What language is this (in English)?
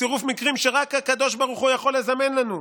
Hebrew